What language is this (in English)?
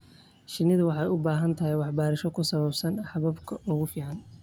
Somali